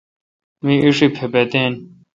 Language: Kalkoti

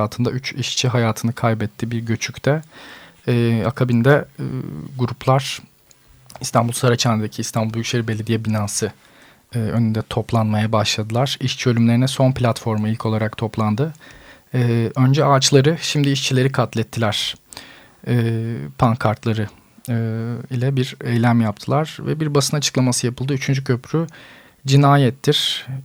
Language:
Turkish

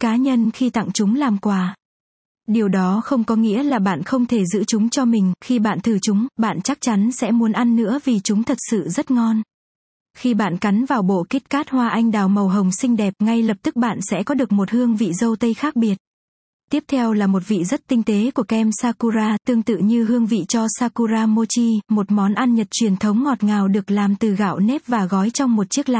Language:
Vietnamese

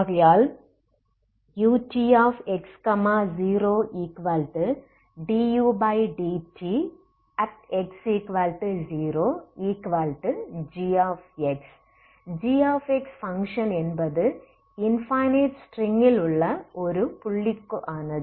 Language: Tamil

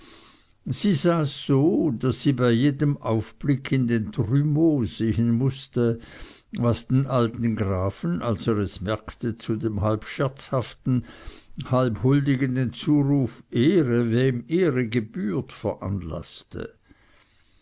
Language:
German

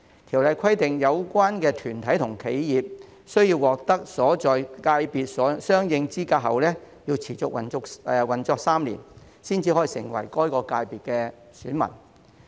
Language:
Cantonese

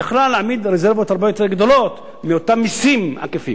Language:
Hebrew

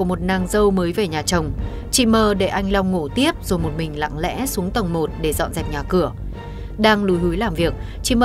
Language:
Vietnamese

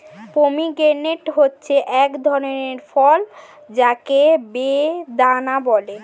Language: Bangla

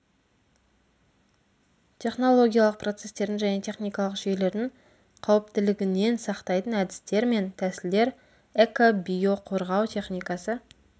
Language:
Kazakh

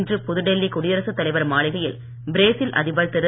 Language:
Tamil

